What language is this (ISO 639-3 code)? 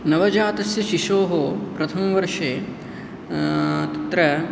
san